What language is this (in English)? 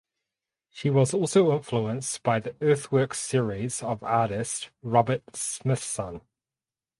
English